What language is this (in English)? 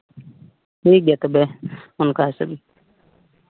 Santali